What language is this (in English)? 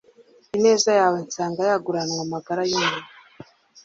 Kinyarwanda